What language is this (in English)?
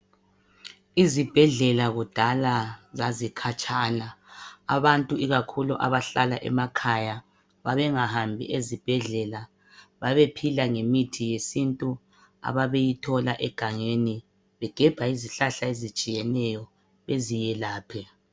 North Ndebele